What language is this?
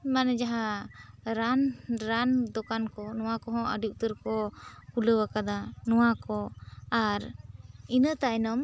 Santali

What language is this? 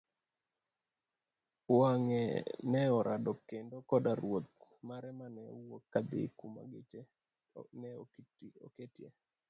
Luo (Kenya and Tanzania)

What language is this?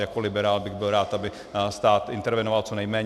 Czech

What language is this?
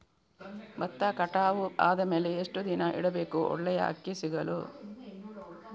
Kannada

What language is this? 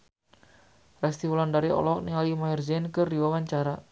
Sundanese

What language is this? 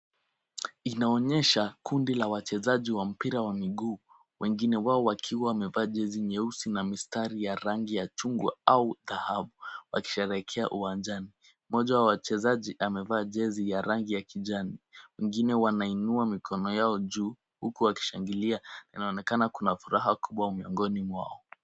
Swahili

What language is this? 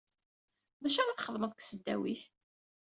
Kabyle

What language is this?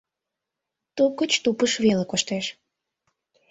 Mari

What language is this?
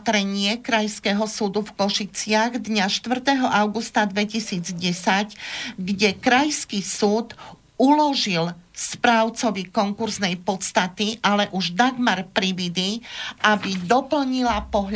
Slovak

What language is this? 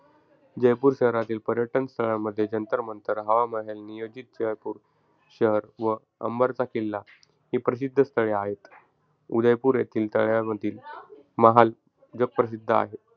Marathi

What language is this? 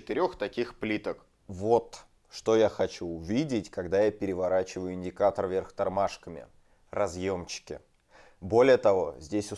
Russian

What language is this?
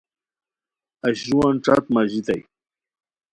Khowar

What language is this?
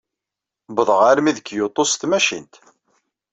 Kabyle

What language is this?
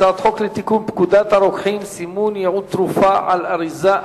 Hebrew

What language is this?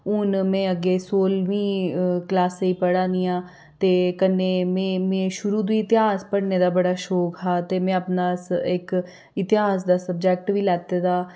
Dogri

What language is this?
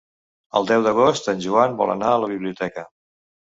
Catalan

